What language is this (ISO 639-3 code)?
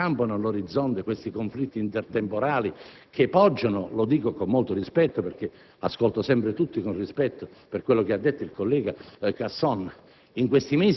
ita